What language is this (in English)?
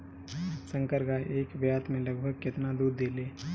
Bhojpuri